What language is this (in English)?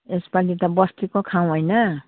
Nepali